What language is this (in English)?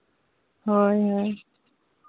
Santali